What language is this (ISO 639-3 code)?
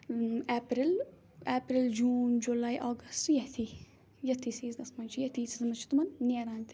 kas